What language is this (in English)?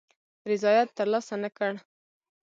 Pashto